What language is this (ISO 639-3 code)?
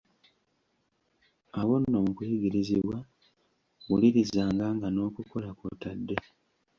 lug